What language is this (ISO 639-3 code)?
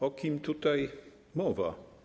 pol